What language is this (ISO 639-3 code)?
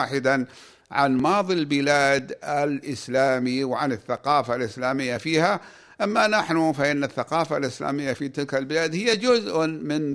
ara